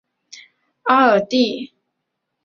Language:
Chinese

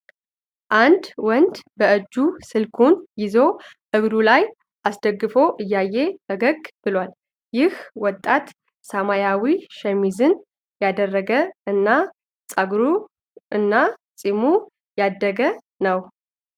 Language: Amharic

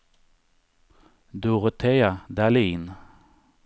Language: Swedish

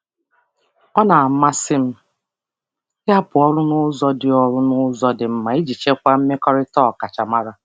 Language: Igbo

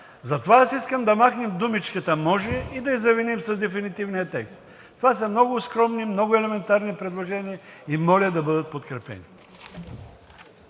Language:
Bulgarian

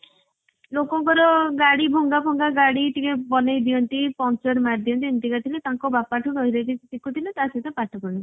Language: Odia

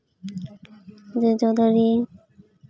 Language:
Santali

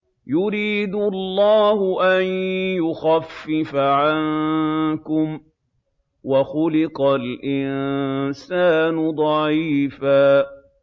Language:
Arabic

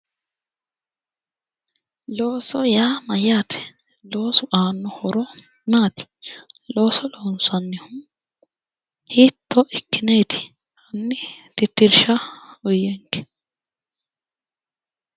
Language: Sidamo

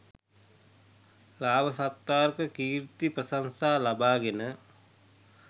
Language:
Sinhala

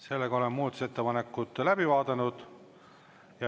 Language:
Estonian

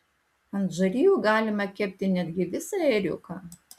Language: Lithuanian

